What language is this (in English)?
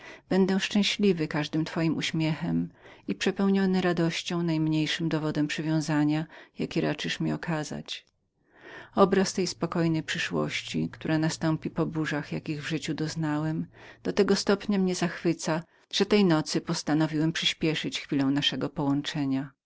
Polish